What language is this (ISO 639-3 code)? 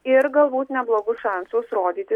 lit